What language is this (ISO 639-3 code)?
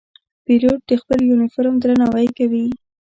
pus